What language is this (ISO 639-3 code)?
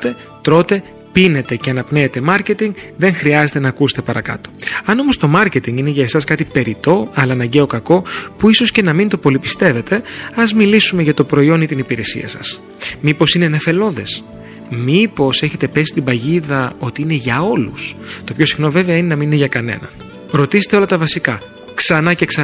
ell